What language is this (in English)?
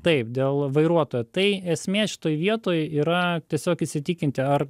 Lithuanian